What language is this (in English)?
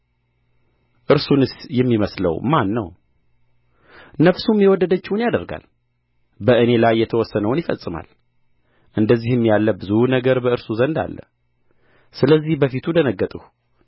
Amharic